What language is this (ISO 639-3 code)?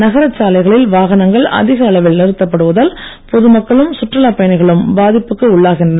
tam